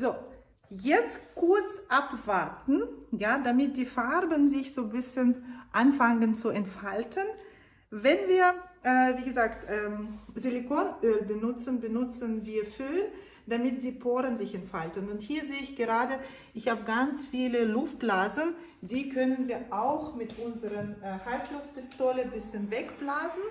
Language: German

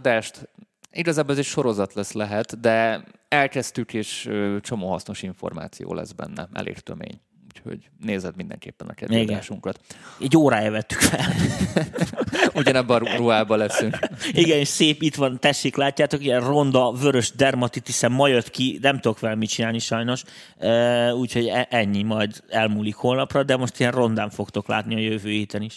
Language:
Hungarian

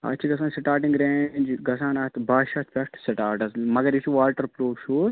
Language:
Kashmiri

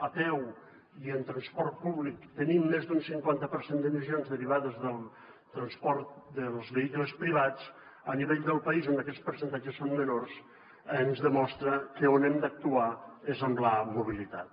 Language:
Catalan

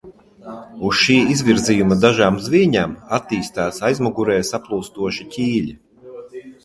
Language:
Latvian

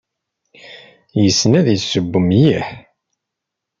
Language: Kabyle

